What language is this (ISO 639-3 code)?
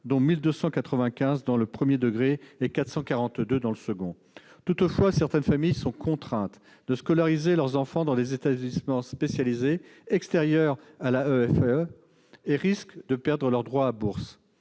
fra